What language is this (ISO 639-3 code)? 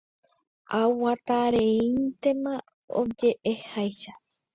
grn